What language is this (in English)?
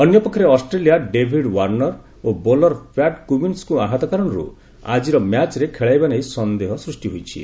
Odia